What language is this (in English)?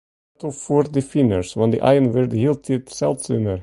Western Frisian